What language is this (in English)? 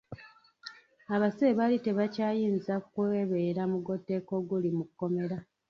Ganda